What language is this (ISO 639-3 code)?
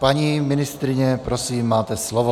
ces